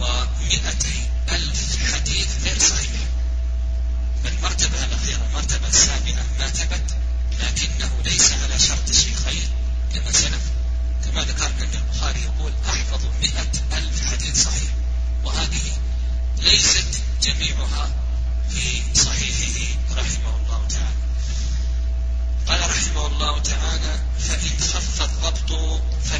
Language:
Arabic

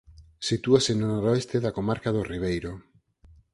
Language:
Galician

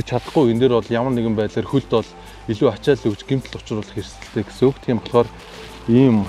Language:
Turkish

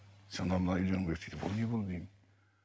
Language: Kazakh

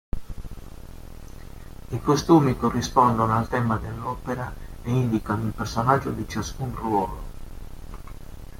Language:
Italian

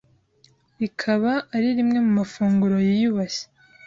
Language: Kinyarwanda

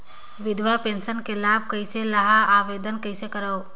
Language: Chhattisgarhi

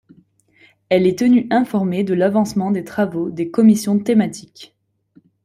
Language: French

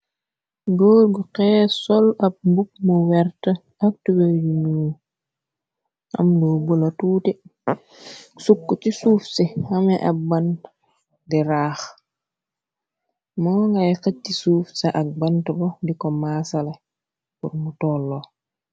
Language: Wolof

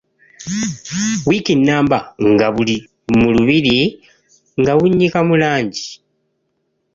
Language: Ganda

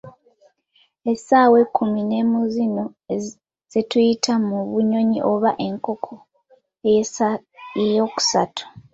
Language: Ganda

